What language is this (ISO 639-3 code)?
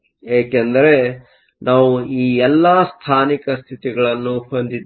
kan